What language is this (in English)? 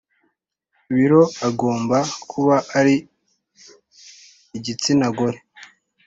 Kinyarwanda